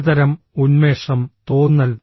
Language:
Malayalam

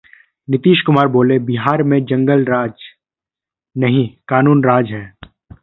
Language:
Hindi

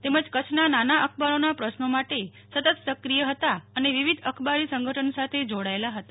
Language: Gujarati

